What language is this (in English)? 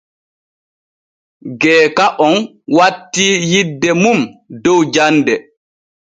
Borgu Fulfulde